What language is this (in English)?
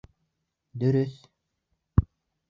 Bashkir